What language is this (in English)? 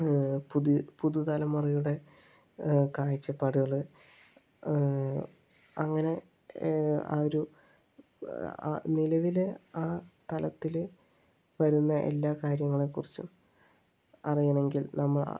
Malayalam